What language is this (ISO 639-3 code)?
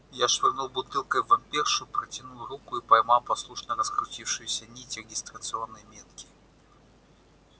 rus